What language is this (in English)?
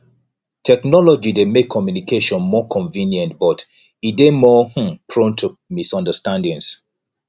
Nigerian Pidgin